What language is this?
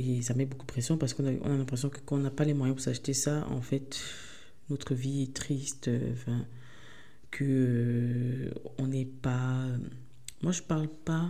French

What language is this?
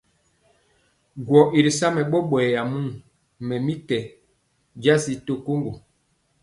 Mpiemo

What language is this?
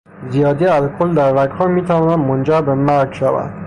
Persian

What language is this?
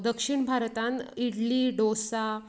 Konkani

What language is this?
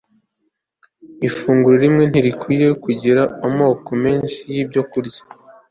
Kinyarwanda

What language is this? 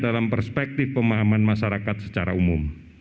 Indonesian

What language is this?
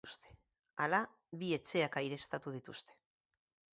Basque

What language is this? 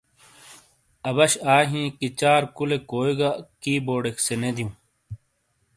Shina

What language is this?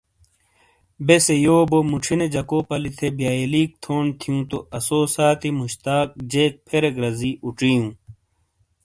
Shina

